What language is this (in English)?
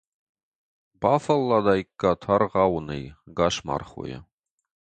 Ossetic